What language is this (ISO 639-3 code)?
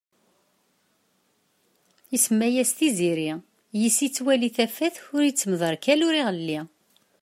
kab